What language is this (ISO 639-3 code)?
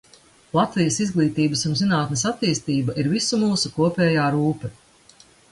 lav